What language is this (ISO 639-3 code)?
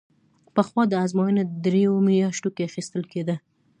pus